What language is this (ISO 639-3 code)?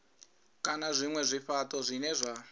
ven